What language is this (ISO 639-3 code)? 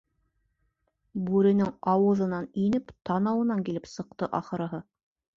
bak